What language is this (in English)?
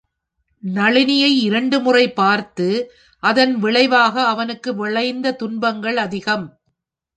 Tamil